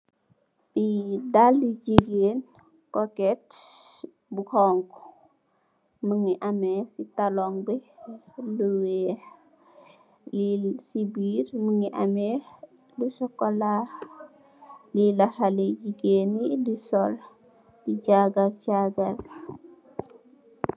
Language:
Wolof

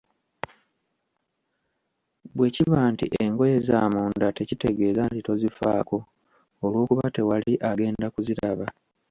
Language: Ganda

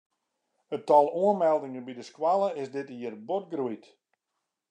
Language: Western Frisian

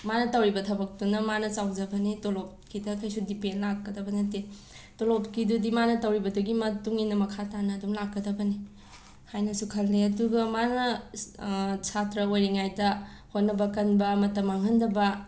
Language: Manipuri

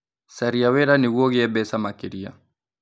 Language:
Kikuyu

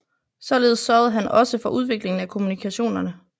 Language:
Danish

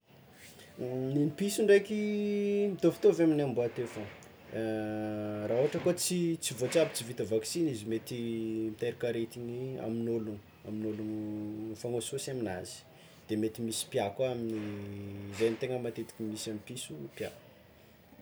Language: Tsimihety Malagasy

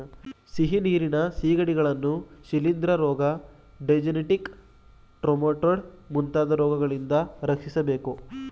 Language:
Kannada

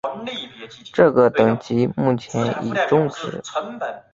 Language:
Chinese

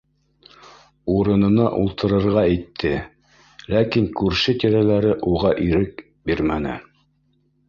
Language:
Bashkir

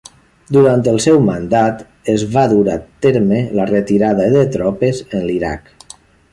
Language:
Catalan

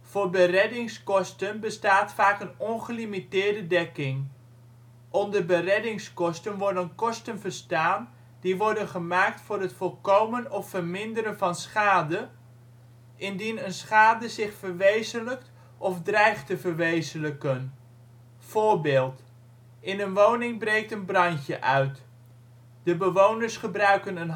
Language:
Dutch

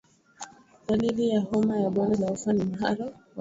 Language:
Swahili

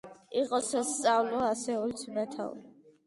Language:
Georgian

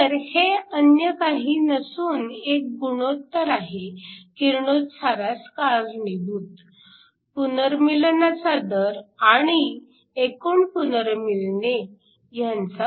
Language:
Marathi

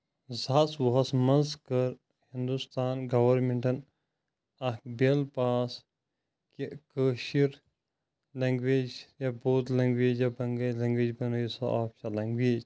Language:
Kashmiri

